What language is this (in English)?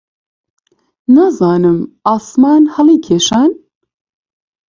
Central Kurdish